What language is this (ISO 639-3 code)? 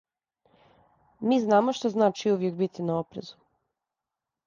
srp